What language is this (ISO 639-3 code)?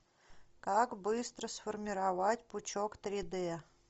rus